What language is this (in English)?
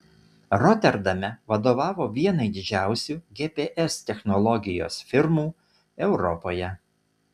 Lithuanian